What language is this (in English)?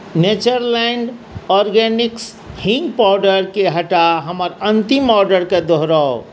Maithili